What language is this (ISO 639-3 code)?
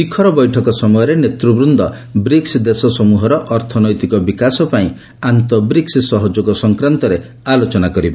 ori